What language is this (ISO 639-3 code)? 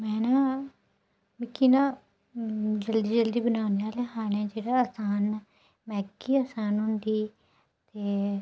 doi